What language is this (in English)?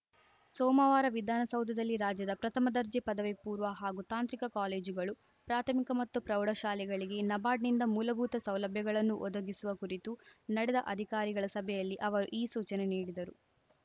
Kannada